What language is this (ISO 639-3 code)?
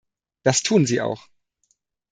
deu